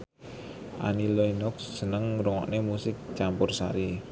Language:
Javanese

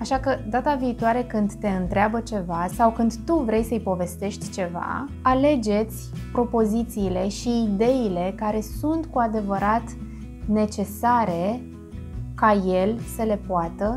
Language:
Romanian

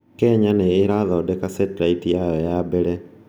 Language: Kikuyu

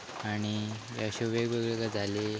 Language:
Konkani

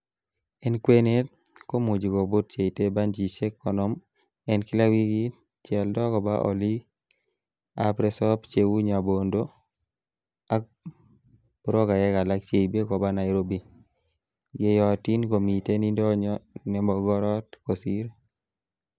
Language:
Kalenjin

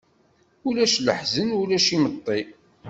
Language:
Kabyle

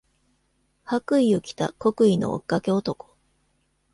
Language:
Japanese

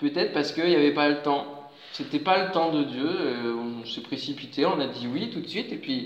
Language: French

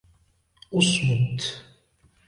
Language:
Arabic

